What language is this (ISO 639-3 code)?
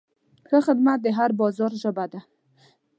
pus